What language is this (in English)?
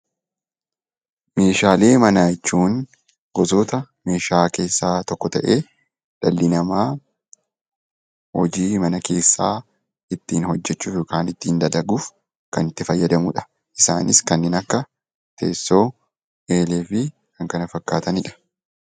Oromo